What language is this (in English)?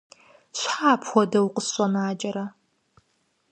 Kabardian